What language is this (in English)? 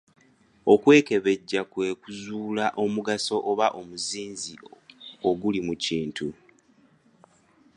Ganda